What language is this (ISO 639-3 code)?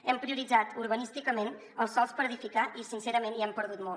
cat